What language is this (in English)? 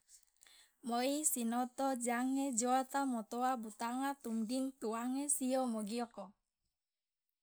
Loloda